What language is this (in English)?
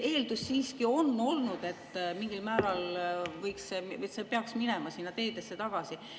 Estonian